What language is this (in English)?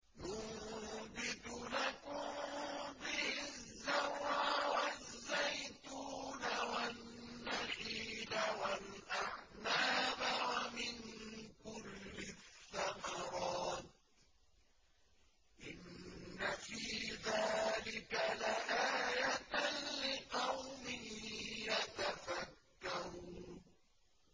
Arabic